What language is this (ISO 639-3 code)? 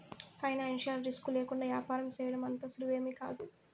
tel